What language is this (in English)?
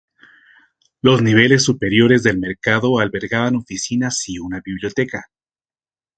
Spanish